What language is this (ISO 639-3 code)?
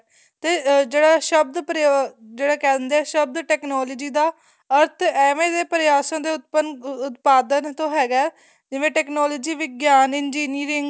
pan